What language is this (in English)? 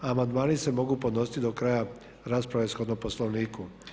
Croatian